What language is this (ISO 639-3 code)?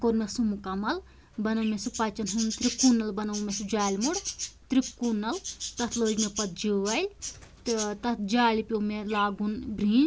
kas